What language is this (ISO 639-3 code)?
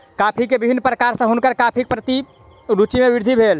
mai